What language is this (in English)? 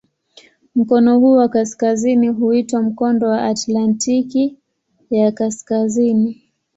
Swahili